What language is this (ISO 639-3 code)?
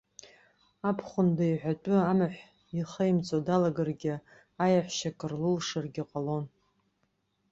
abk